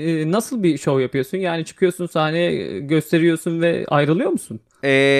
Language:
Turkish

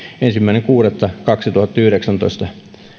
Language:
Finnish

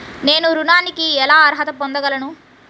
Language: Telugu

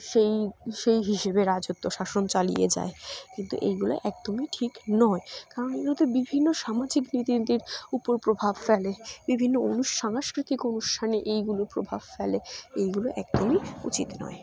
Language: Bangla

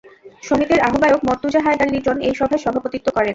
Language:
Bangla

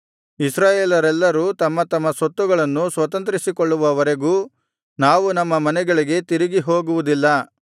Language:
Kannada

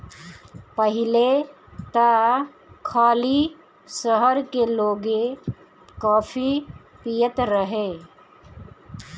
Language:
Bhojpuri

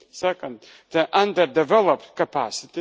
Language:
English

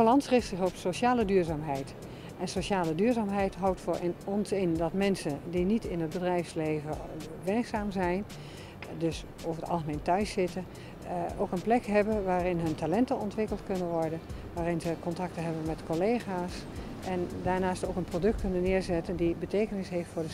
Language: Dutch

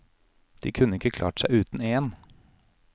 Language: Norwegian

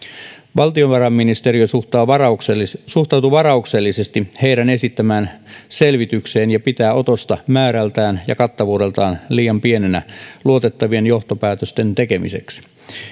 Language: Finnish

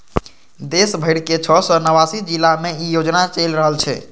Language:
Maithili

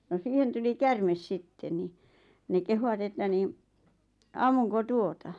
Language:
Finnish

